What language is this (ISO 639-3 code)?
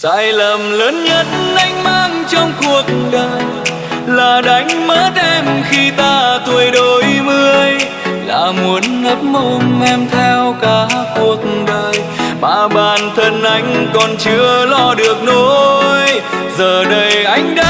vie